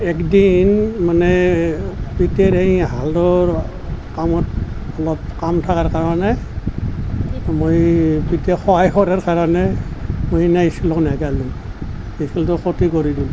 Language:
Assamese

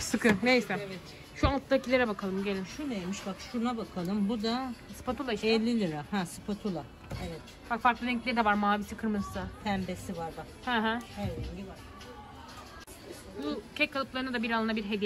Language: Turkish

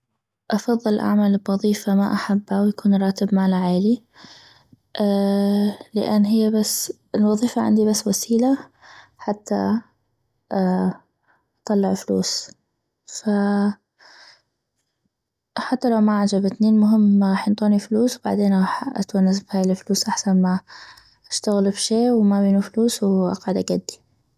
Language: North Mesopotamian Arabic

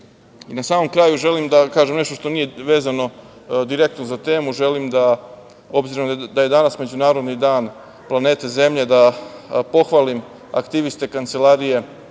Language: Serbian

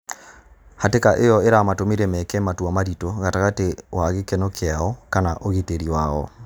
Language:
Kikuyu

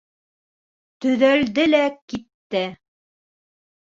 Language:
Bashkir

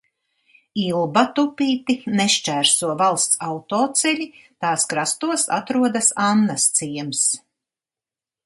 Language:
Latvian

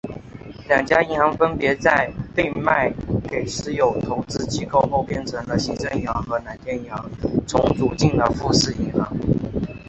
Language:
Chinese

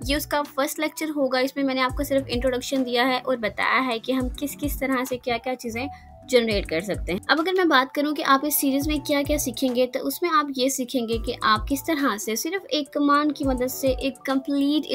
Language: Hindi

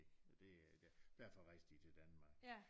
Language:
Danish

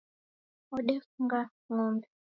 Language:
Taita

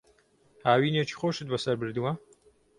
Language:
Central Kurdish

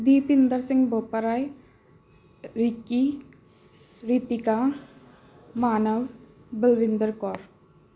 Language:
Punjabi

